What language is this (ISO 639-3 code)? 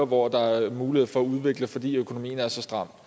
dan